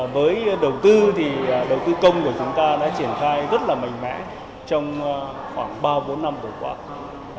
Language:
Vietnamese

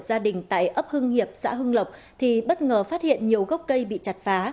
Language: Vietnamese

